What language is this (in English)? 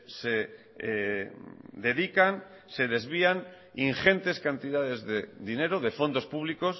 Spanish